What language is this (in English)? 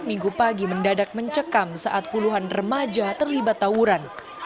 Indonesian